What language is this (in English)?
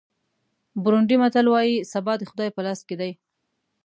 Pashto